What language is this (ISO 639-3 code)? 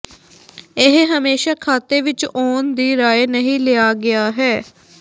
pan